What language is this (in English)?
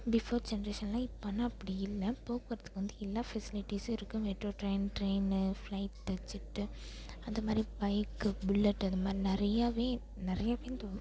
Tamil